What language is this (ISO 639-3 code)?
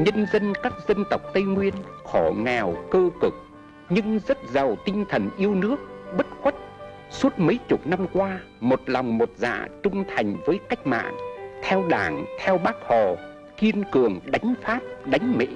vie